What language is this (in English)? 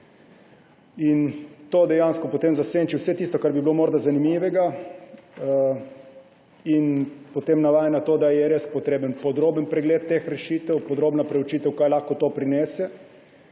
Slovenian